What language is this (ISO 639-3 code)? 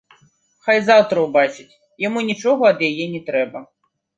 bel